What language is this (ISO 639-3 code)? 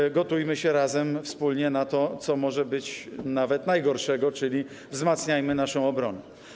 pol